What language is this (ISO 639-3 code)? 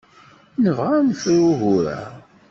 kab